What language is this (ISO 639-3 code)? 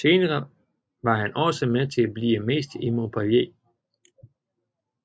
dan